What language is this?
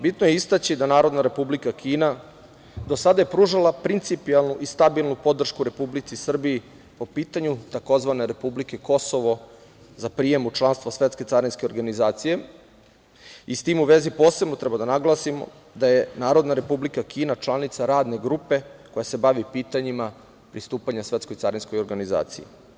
Serbian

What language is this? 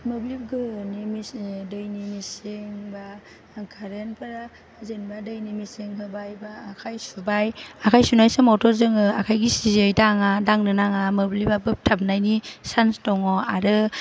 Bodo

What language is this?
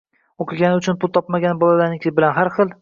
Uzbek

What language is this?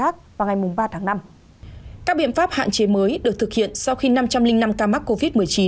Vietnamese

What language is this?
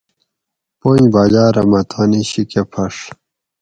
Gawri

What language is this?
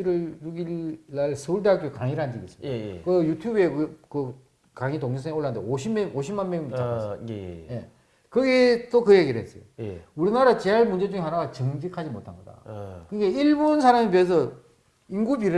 Korean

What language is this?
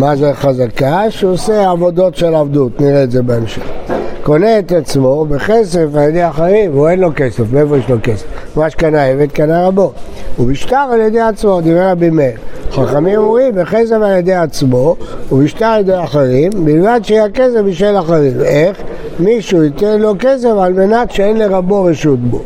Hebrew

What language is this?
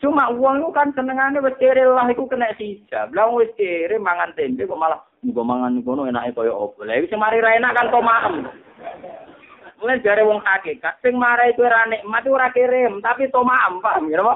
Malay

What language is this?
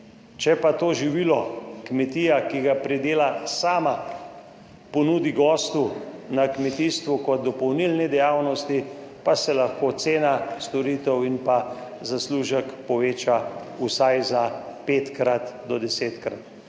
Slovenian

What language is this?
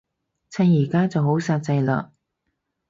Cantonese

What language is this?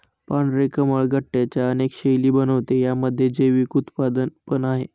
Marathi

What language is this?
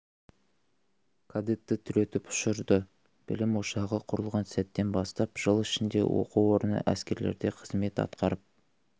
Kazakh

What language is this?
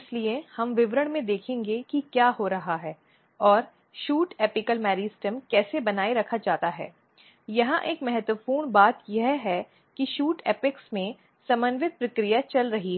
Hindi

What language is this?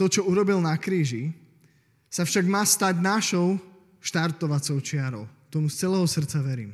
Slovak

